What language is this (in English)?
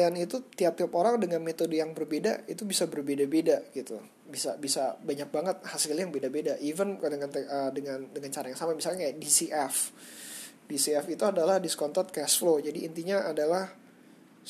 Indonesian